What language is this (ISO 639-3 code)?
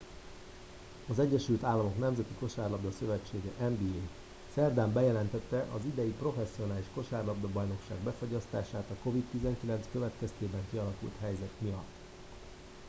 hun